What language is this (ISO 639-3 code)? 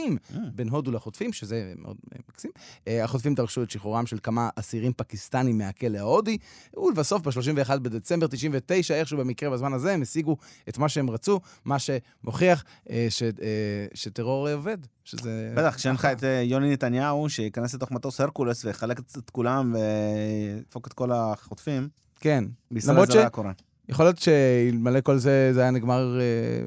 heb